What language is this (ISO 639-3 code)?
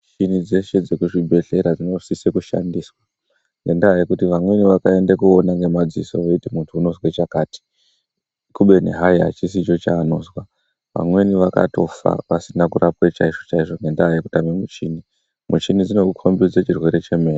ndc